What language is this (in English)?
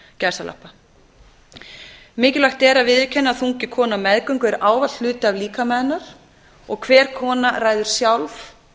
Icelandic